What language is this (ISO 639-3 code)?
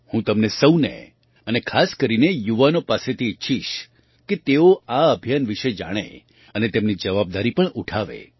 guj